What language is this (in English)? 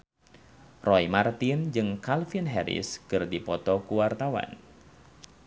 Sundanese